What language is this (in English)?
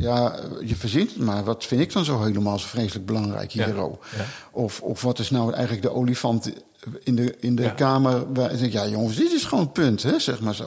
Dutch